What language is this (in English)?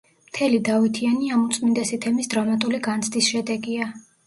Georgian